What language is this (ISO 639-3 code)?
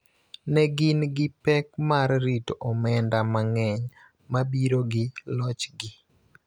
luo